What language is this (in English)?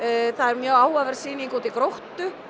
Icelandic